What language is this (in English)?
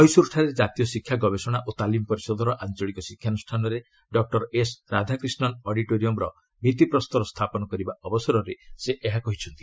Odia